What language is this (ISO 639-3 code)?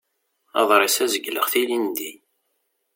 kab